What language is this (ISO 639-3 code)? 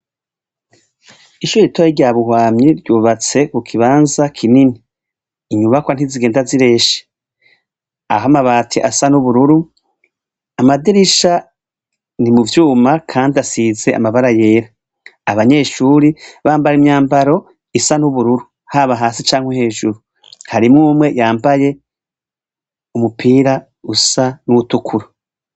run